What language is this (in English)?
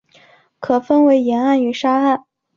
Chinese